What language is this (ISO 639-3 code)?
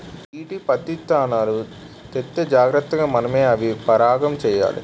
tel